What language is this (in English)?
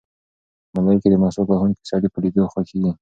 Pashto